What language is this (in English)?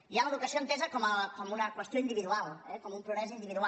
Catalan